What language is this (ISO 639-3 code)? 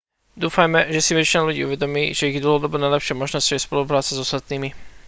slk